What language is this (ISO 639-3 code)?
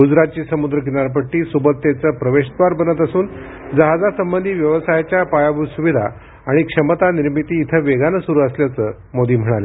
mar